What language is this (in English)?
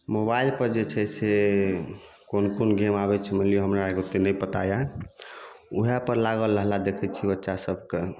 Maithili